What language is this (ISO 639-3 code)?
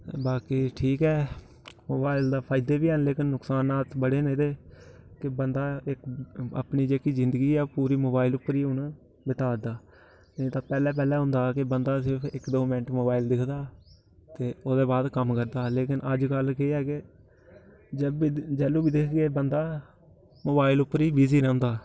doi